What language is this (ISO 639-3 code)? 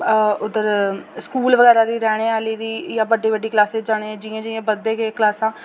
doi